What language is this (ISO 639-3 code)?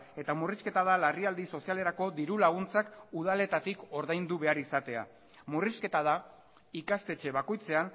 eus